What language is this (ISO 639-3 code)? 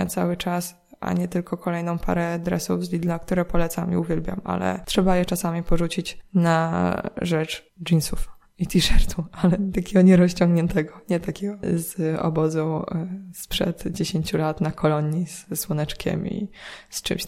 pol